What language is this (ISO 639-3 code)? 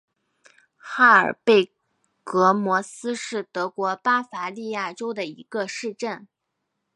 zho